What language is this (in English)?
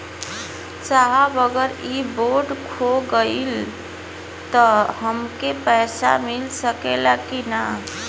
Bhojpuri